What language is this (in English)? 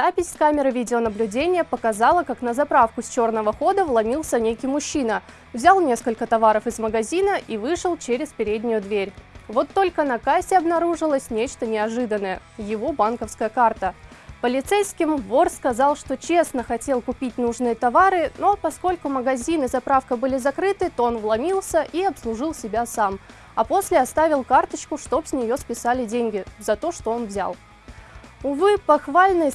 Russian